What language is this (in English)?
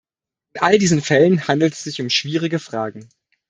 German